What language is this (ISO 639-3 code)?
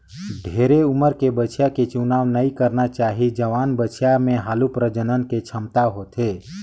hne